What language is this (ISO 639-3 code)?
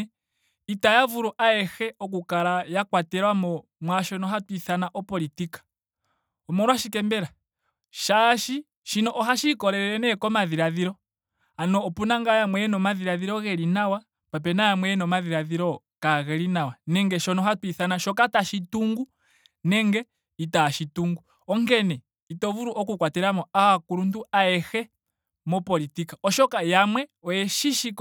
ndo